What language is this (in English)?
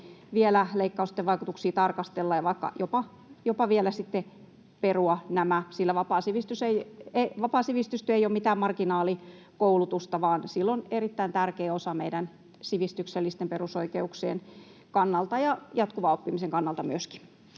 Finnish